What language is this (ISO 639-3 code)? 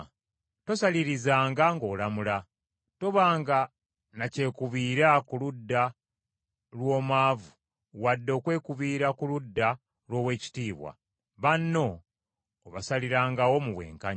lug